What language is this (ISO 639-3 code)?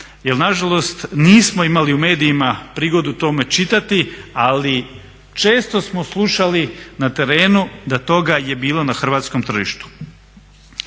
hrv